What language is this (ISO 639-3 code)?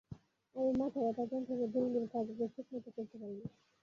ben